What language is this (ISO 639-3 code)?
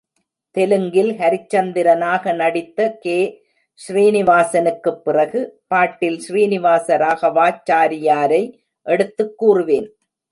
tam